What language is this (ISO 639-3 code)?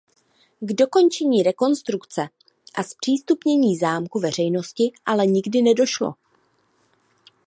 ces